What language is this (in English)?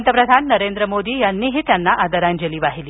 Marathi